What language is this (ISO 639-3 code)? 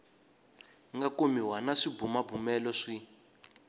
tso